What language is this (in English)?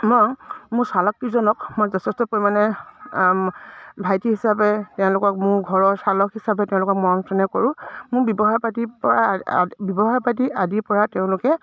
Assamese